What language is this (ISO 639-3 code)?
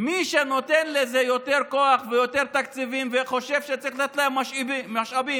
heb